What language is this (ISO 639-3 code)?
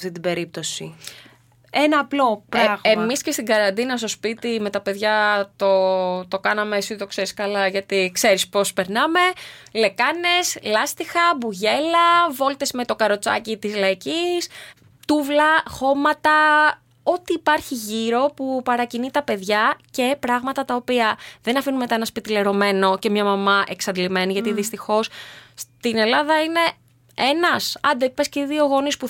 ell